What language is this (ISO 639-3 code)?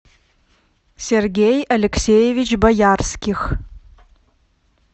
rus